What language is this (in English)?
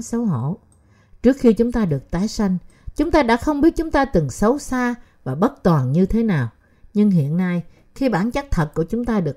Vietnamese